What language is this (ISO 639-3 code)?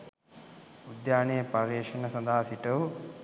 sin